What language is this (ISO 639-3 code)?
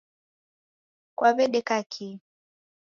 dav